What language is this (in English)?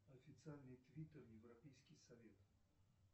Russian